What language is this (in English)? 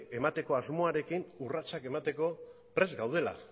Basque